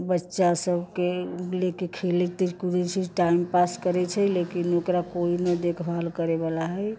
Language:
Maithili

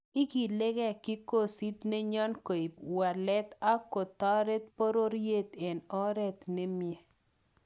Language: Kalenjin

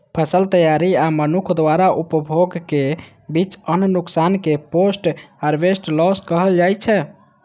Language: Maithili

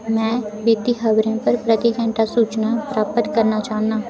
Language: Dogri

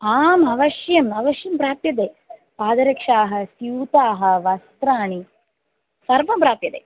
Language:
Sanskrit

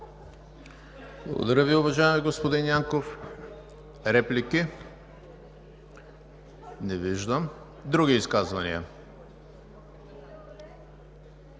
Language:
Bulgarian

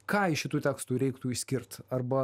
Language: Lithuanian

